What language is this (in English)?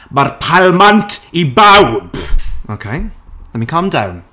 Welsh